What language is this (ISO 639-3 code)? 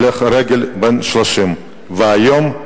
heb